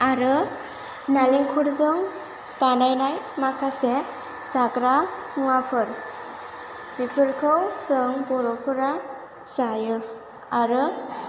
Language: Bodo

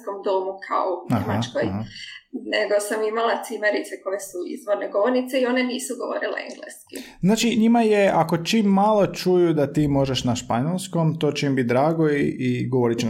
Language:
Croatian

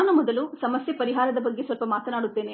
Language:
Kannada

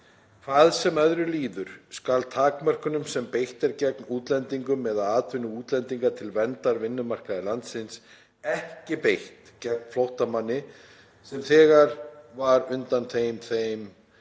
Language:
Icelandic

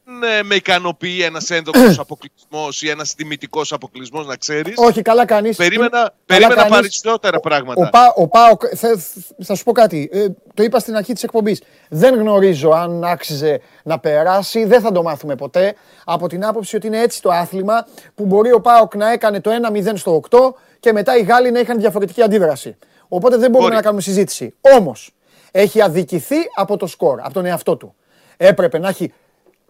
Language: Greek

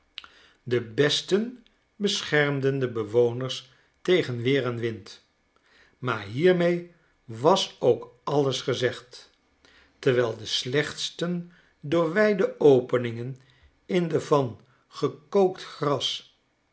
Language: Dutch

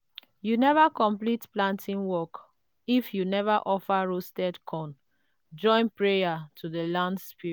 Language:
Nigerian Pidgin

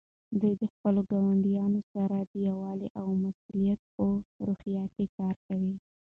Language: Pashto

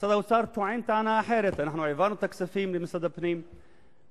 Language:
Hebrew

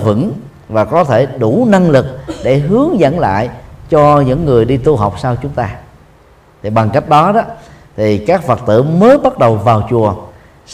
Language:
Vietnamese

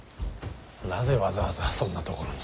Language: Japanese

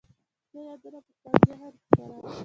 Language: Pashto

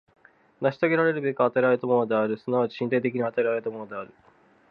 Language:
Japanese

